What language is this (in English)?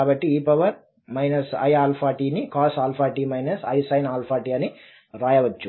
Telugu